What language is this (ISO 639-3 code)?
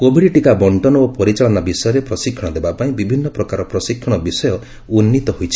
ori